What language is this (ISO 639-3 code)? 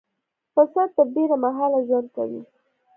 pus